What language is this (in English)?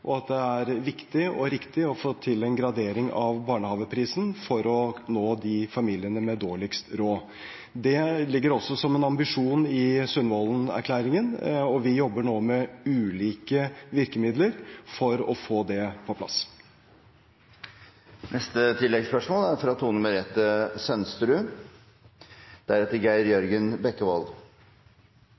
Norwegian